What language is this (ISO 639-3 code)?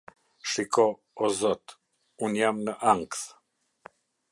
sqi